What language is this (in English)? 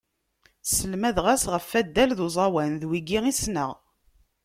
Kabyle